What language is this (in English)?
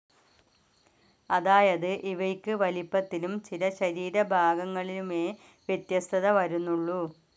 Malayalam